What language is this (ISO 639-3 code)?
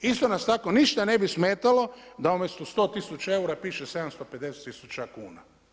hrv